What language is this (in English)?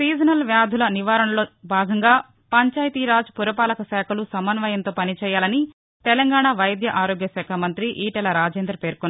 Telugu